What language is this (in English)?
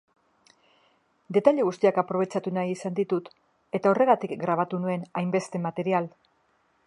Basque